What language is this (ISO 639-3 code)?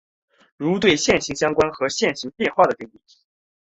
zho